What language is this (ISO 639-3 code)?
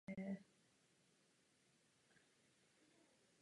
ces